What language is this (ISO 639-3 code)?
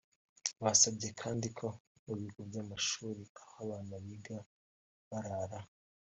kin